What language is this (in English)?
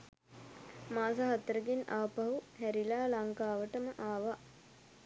Sinhala